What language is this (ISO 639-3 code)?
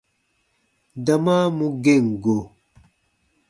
bba